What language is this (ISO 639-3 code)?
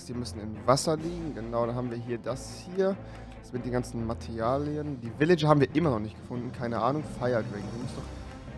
deu